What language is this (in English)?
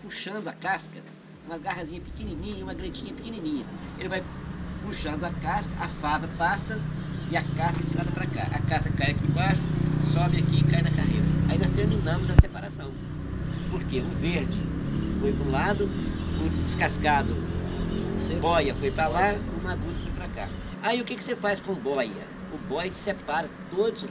Portuguese